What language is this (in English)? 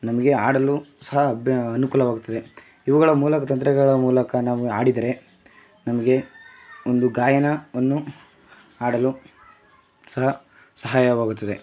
Kannada